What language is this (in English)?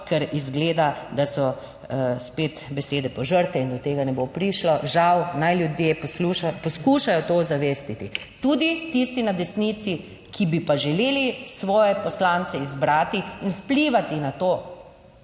Slovenian